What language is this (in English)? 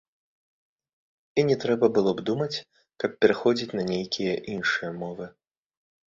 Belarusian